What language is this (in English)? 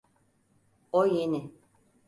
Turkish